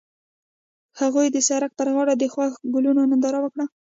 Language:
Pashto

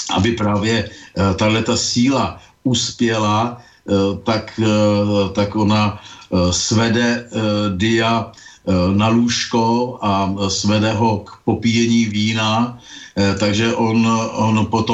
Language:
Czech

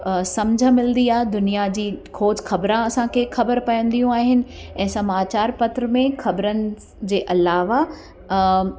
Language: Sindhi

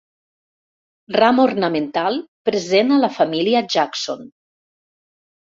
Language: Catalan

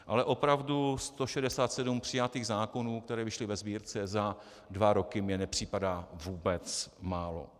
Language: Czech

